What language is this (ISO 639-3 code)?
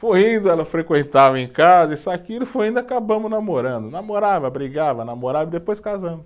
por